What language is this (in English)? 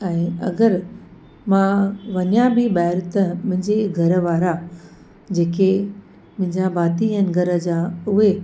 Sindhi